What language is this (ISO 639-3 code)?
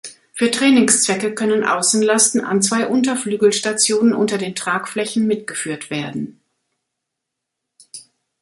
deu